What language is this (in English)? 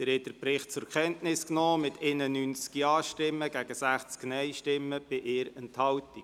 Swiss German